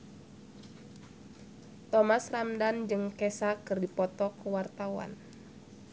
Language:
Sundanese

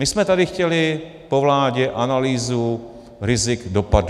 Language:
Czech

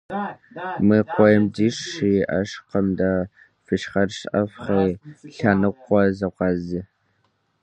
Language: Kabardian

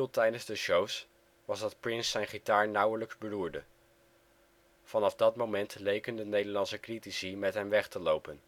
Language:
Dutch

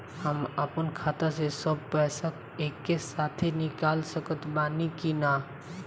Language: Bhojpuri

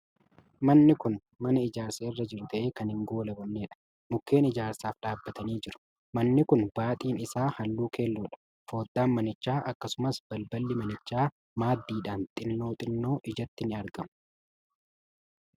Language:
Oromo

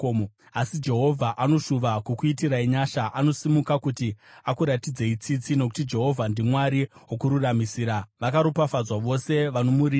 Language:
Shona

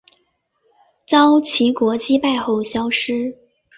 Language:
Chinese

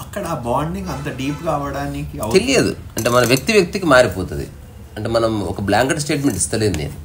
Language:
Telugu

